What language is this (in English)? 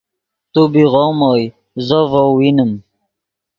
Yidgha